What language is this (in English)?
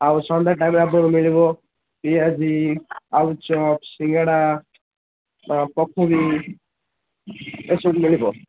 Odia